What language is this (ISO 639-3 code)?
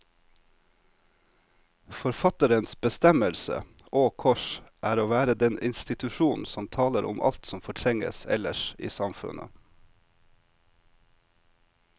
nor